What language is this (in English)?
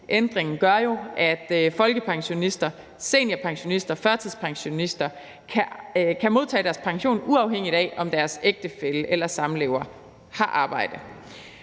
Danish